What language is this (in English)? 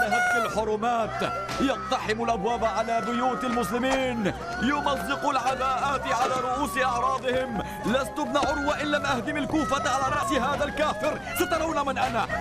Arabic